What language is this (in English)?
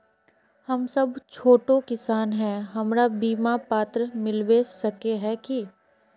Magahi